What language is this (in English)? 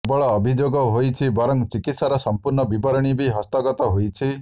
Odia